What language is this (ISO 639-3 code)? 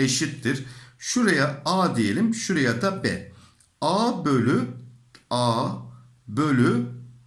tur